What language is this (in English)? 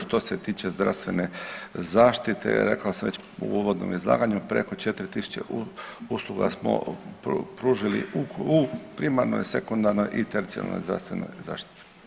Croatian